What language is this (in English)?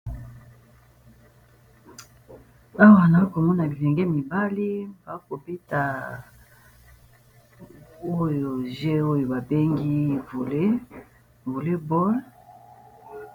Lingala